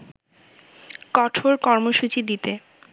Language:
Bangla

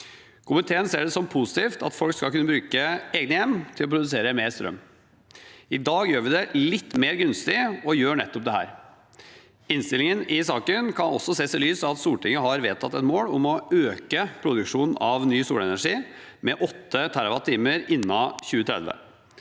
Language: Norwegian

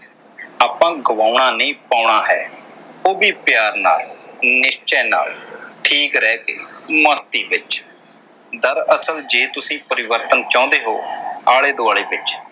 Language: Punjabi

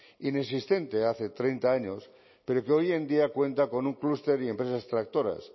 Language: Spanish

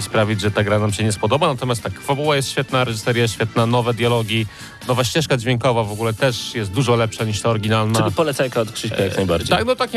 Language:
Polish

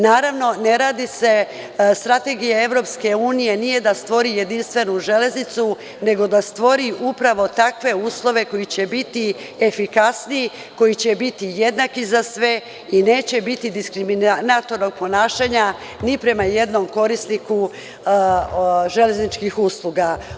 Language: Serbian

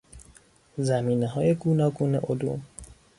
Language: Persian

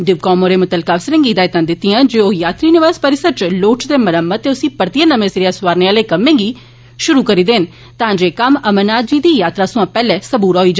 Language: Dogri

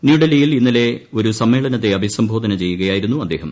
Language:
Malayalam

